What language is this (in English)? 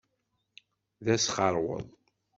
Kabyle